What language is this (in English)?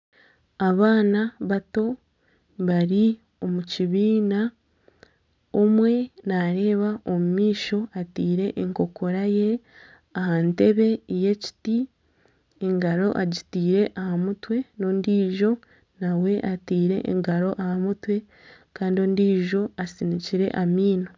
Nyankole